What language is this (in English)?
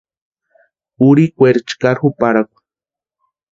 Western Highland Purepecha